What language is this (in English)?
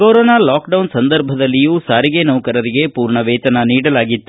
Kannada